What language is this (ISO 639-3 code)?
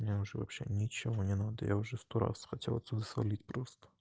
rus